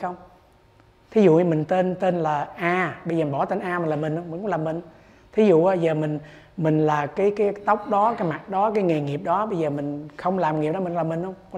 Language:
Vietnamese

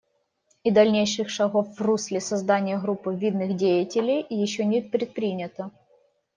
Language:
Russian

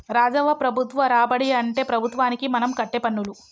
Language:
Telugu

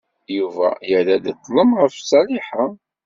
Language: Kabyle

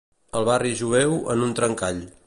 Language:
Catalan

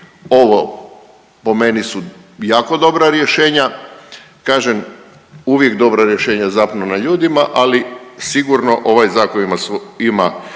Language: Croatian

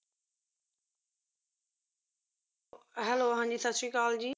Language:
Punjabi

